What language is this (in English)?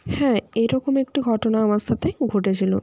Bangla